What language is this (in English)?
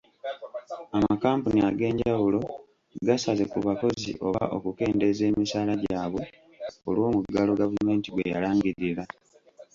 Ganda